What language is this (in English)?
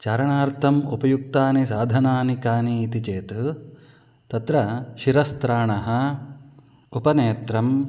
Sanskrit